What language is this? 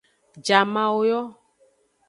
Aja (Benin)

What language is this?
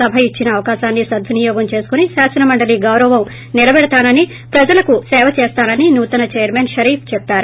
Telugu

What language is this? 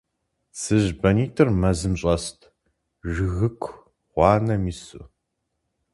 Kabardian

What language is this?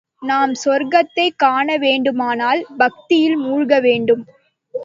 Tamil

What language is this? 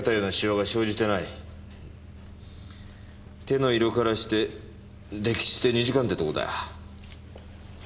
Japanese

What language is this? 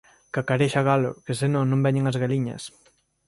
Galician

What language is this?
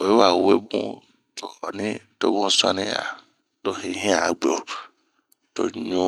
Bomu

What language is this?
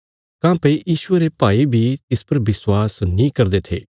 Bilaspuri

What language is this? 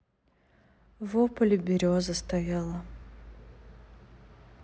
Russian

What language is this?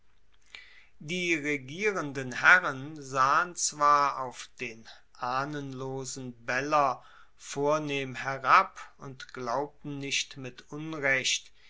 German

